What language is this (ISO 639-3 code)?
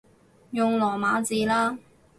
yue